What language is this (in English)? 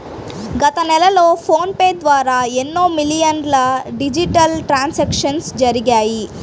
Telugu